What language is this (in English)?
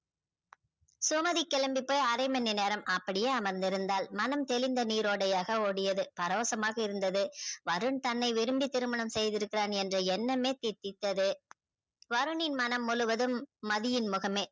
Tamil